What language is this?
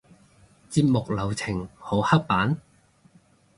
Cantonese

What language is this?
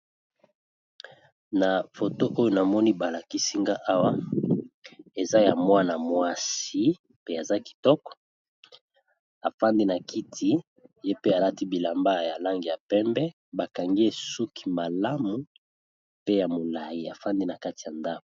Lingala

